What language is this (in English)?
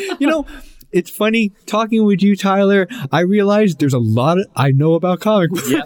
English